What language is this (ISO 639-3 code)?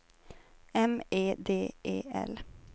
swe